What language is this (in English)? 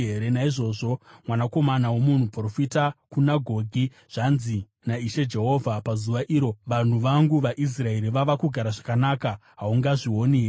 Shona